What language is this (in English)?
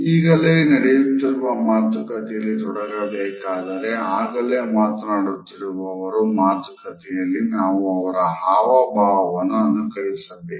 Kannada